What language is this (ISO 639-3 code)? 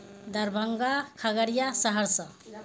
urd